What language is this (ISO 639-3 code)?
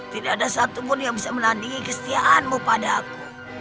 ind